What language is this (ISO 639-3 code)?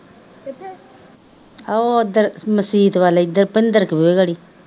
pan